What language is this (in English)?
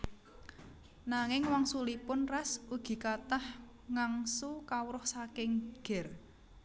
Javanese